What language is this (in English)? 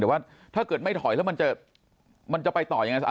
Thai